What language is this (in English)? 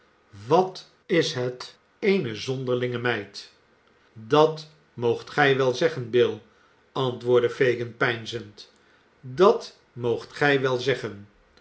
Dutch